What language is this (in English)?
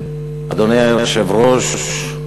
Hebrew